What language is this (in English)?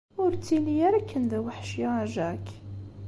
Kabyle